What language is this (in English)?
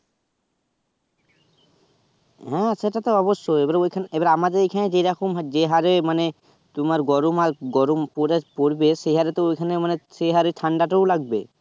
Bangla